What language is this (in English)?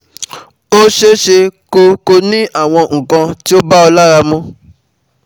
Yoruba